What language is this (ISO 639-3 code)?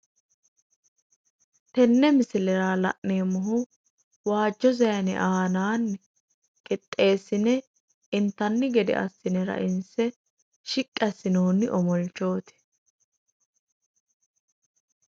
sid